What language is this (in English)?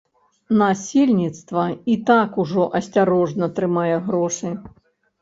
Belarusian